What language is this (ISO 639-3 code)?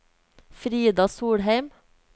nor